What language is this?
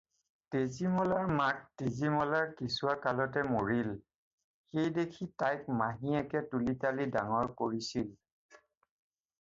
Assamese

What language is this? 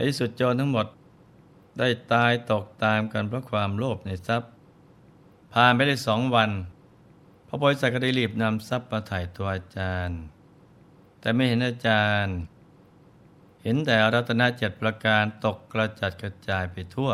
Thai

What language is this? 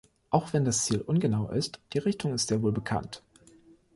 German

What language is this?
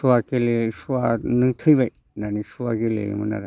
Bodo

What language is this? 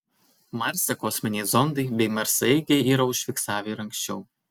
Lithuanian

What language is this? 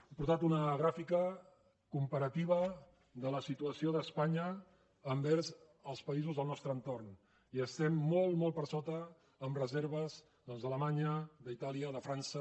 Catalan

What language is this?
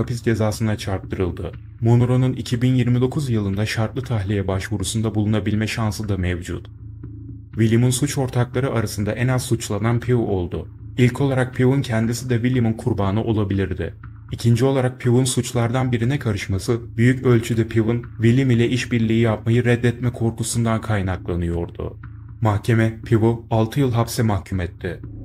Turkish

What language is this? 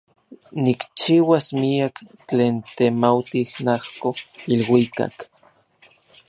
Orizaba Nahuatl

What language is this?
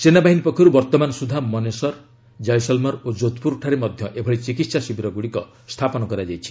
Odia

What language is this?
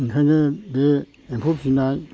Bodo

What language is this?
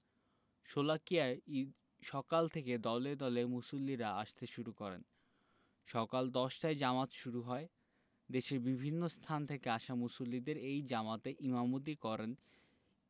Bangla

